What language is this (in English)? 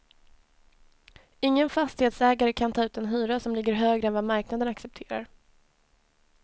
Swedish